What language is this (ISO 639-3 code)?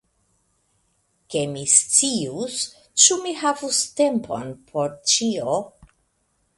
epo